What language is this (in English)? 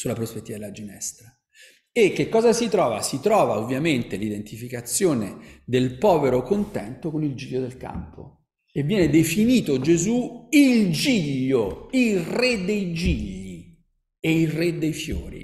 Italian